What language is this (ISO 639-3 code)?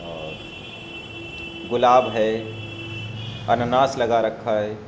urd